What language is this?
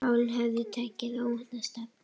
Icelandic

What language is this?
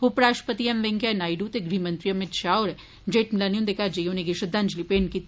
Dogri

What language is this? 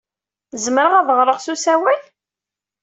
Kabyle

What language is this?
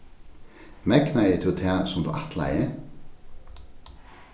Faroese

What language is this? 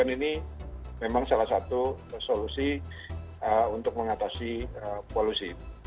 Indonesian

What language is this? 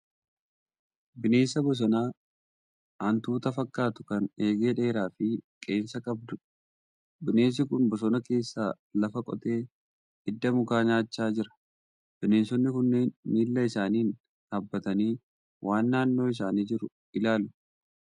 Oromo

